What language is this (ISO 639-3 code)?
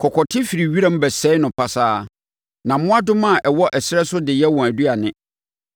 aka